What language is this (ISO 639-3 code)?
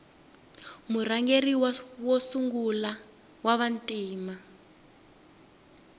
tso